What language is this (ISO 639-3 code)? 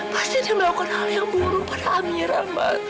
ind